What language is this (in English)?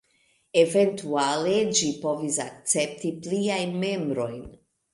Esperanto